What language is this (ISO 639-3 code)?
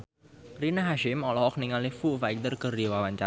sun